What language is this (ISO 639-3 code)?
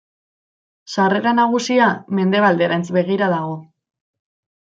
eus